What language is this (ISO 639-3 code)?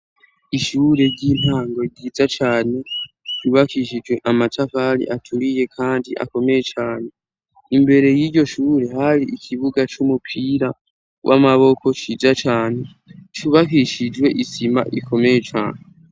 run